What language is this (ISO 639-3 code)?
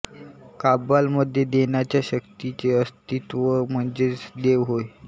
mar